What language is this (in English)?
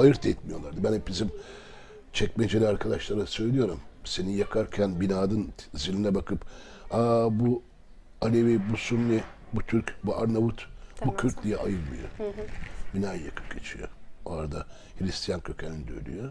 Turkish